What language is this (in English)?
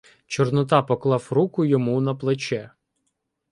Ukrainian